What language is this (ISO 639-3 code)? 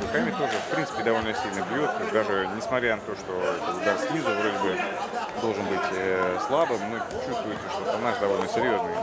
rus